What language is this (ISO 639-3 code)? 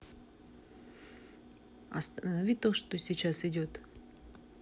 rus